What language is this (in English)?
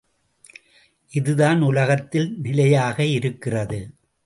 Tamil